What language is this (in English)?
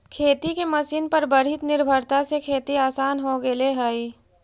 Magahi